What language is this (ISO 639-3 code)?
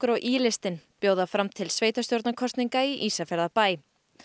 isl